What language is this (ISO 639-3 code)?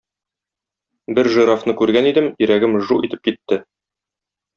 tat